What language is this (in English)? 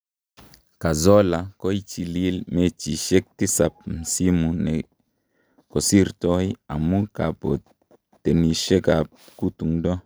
Kalenjin